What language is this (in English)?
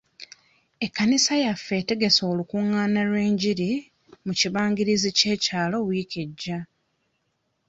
Ganda